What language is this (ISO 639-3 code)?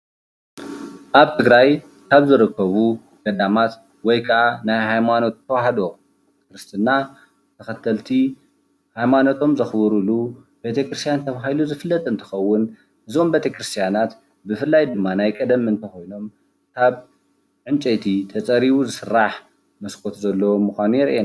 tir